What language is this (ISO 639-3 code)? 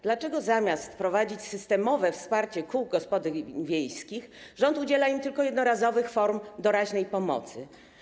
pol